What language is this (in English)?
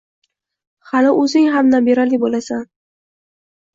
Uzbek